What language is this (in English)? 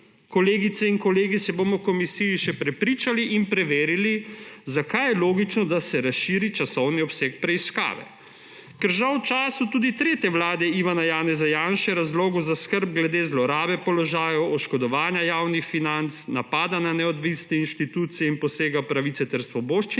Slovenian